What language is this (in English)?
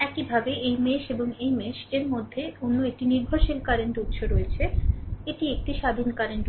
Bangla